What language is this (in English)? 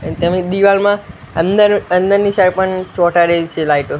Gujarati